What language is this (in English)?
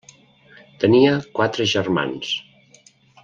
Catalan